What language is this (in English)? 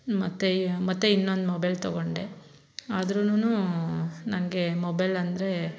Kannada